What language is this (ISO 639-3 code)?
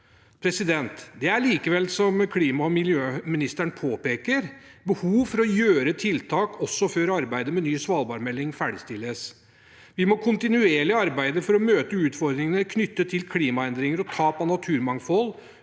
nor